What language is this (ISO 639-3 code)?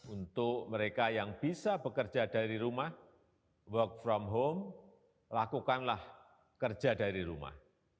ind